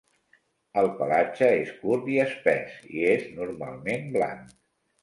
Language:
Catalan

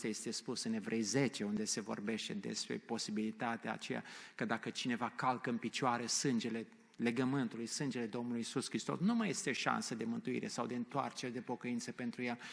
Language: Romanian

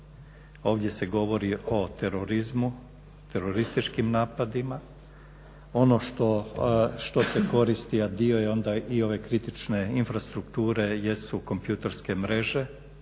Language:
Croatian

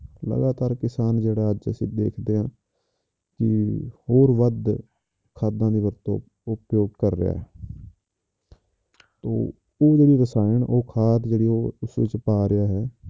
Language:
Punjabi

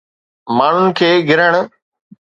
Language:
Sindhi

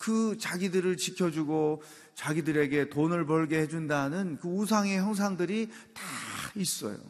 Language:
Korean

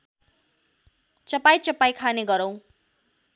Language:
Nepali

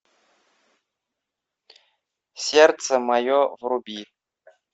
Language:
Russian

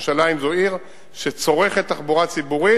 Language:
Hebrew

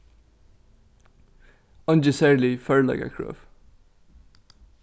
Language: Faroese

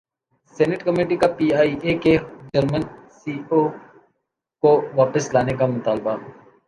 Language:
Urdu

